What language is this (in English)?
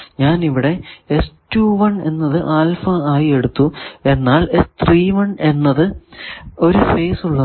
Malayalam